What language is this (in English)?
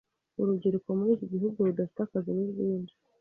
Kinyarwanda